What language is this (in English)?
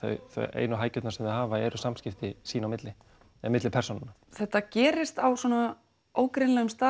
Icelandic